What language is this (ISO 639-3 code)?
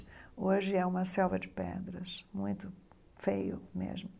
por